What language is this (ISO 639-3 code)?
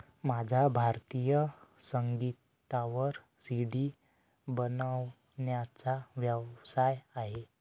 mar